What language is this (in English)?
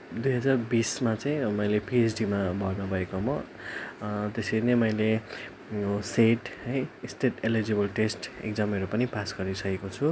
Nepali